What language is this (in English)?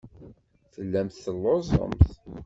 Kabyle